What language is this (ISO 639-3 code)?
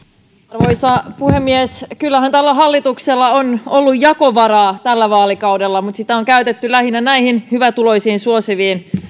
fin